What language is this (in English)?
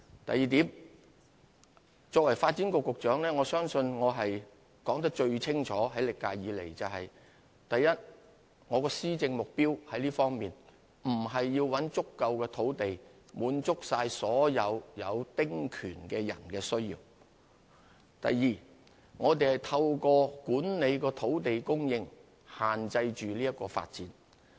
Cantonese